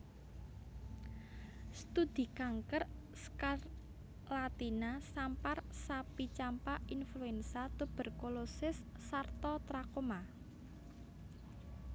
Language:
Javanese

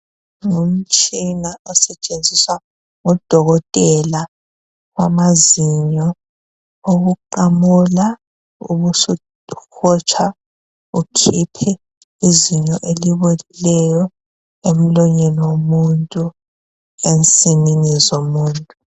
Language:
North Ndebele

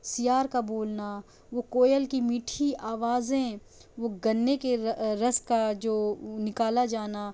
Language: Urdu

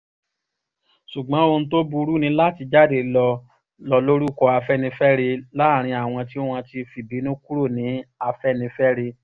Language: Yoruba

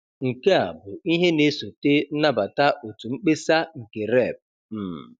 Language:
Igbo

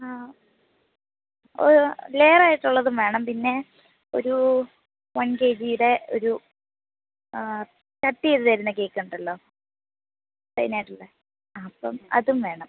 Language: Malayalam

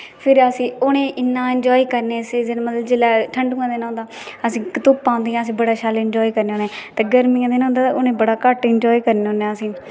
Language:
Dogri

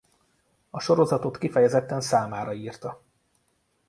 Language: Hungarian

